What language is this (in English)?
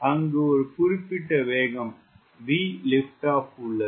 Tamil